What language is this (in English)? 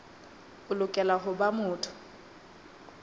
Southern Sotho